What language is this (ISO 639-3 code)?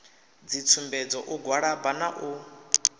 ven